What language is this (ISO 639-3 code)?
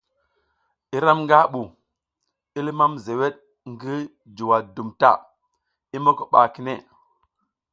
giz